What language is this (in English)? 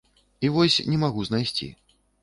Belarusian